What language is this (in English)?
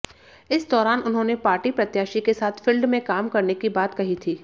Hindi